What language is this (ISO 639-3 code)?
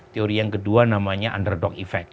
ind